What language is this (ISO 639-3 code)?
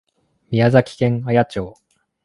jpn